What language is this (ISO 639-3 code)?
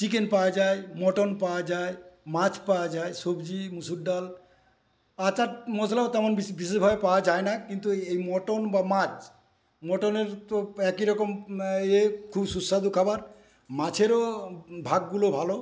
ben